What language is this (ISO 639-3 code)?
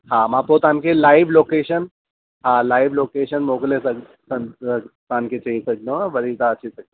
snd